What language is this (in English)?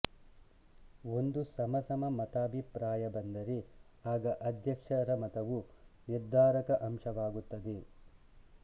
Kannada